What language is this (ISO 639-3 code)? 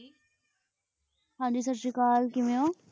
pan